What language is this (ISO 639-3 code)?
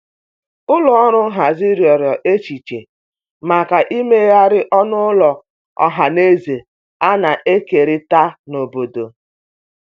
ibo